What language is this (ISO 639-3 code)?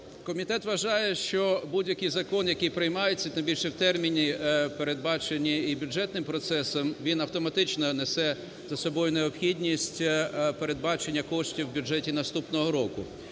ukr